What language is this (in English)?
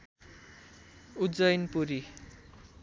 Nepali